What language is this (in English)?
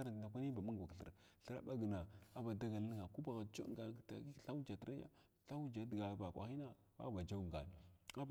Glavda